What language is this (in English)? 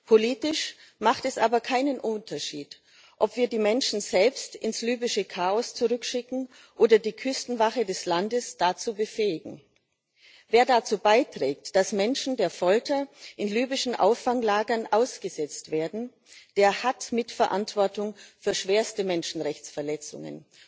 German